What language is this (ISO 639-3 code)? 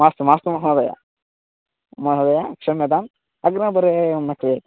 san